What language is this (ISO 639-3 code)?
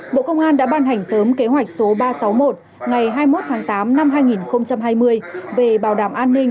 vie